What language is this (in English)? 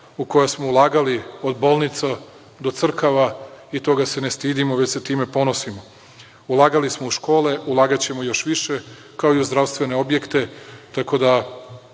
Serbian